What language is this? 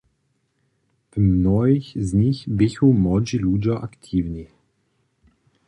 Upper Sorbian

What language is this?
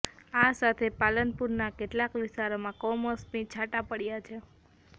Gujarati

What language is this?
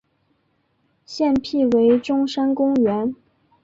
Chinese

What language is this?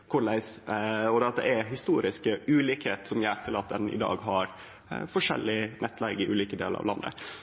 Norwegian Nynorsk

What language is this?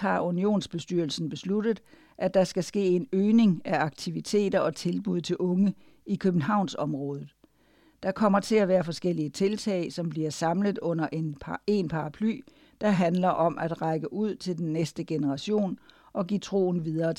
Danish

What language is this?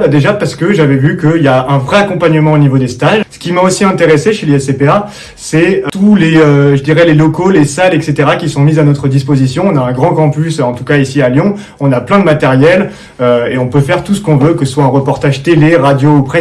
French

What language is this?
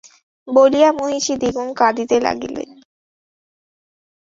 Bangla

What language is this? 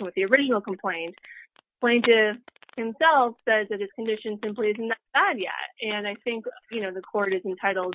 English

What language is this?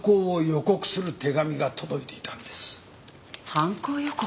Japanese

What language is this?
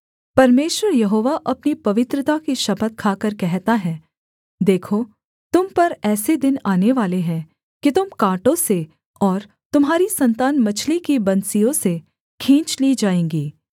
Hindi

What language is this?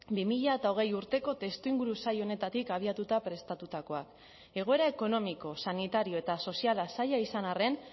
Basque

